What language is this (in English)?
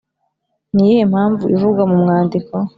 Kinyarwanda